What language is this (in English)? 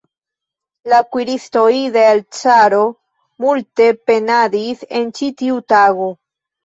Esperanto